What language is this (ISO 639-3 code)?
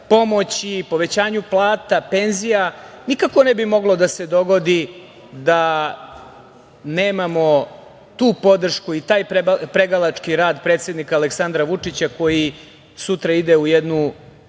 srp